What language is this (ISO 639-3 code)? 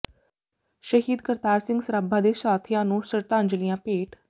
pan